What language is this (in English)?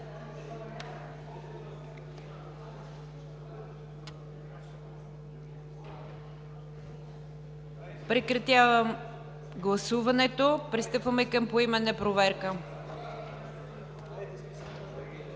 Bulgarian